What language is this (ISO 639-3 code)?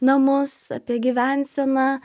lit